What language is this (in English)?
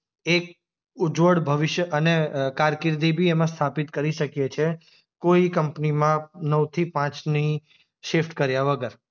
Gujarati